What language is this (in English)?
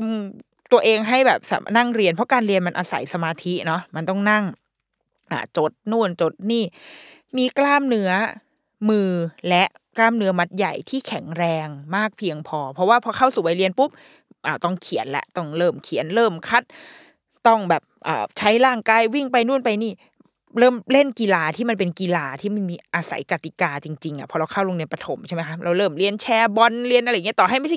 Thai